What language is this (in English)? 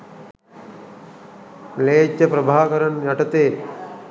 Sinhala